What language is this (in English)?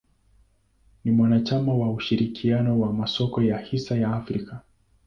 Swahili